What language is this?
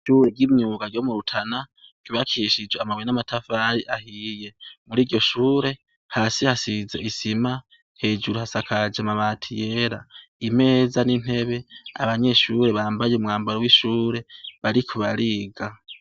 Rundi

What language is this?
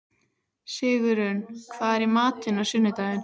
Icelandic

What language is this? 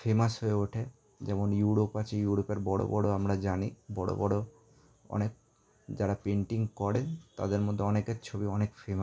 Bangla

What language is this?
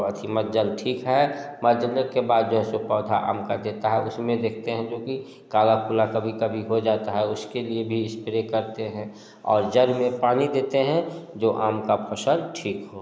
Hindi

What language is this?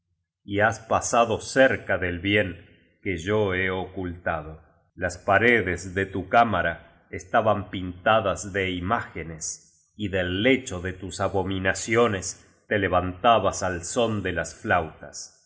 Spanish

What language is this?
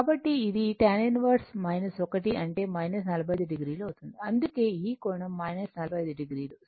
Telugu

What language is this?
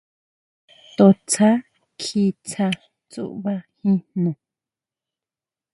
Huautla Mazatec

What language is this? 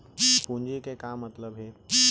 Chhattisgarhi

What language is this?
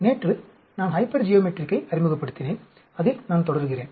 Tamil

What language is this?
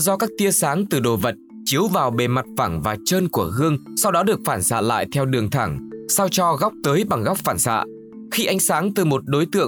Vietnamese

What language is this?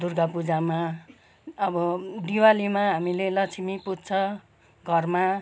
Nepali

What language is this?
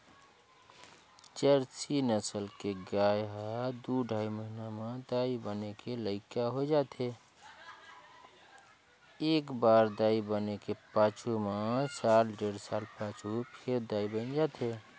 Chhattisgarhi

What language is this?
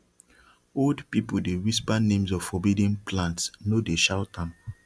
Nigerian Pidgin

